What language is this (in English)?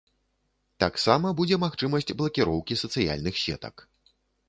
Belarusian